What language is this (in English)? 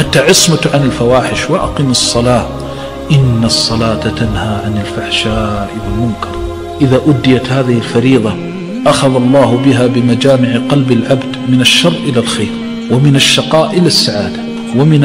Arabic